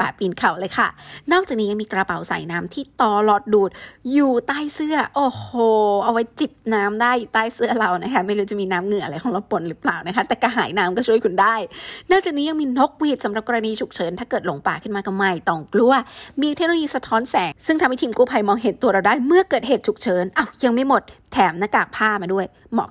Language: Thai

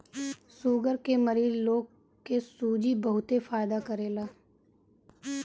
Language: Bhojpuri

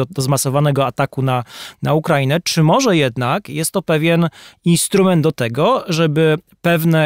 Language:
Polish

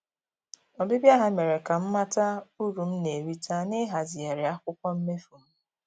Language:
Igbo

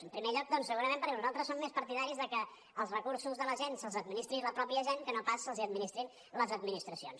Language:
Catalan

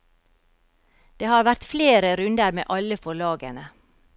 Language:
Norwegian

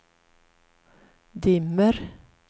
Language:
Swedish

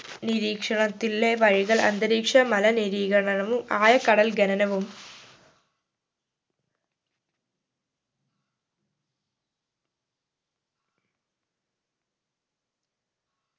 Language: Malayalam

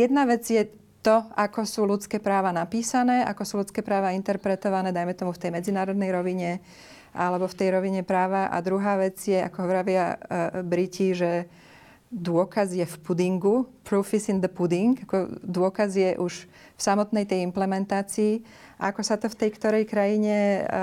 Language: Slovak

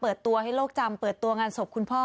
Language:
Thai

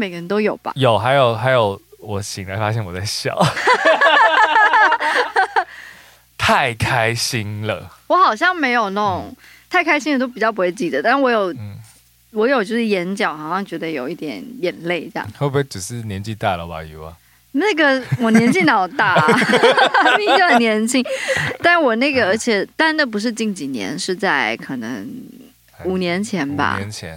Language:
Chinese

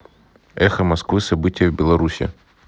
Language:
Russian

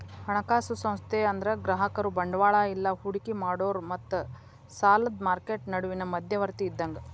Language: Kannada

